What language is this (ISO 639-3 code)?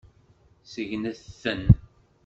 kab